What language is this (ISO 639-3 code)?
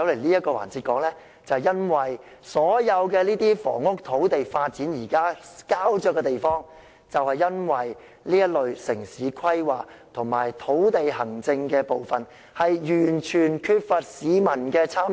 yue